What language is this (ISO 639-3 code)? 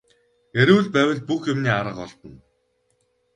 mon